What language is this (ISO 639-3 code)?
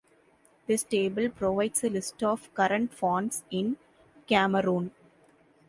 eng